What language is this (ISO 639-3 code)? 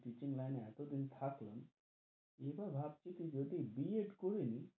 ben